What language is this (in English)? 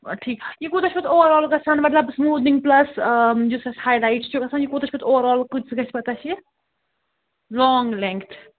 Kashmiri